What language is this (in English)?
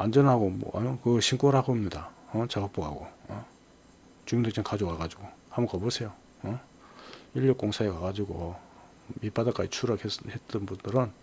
Korean